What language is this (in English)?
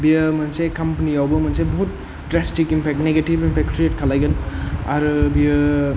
Bodo